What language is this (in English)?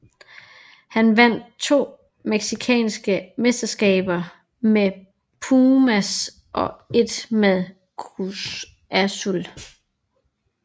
Danish